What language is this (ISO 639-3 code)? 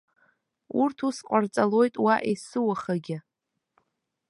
abk